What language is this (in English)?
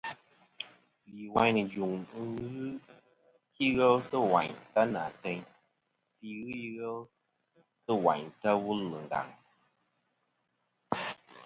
Kom